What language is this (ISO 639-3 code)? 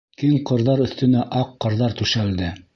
bak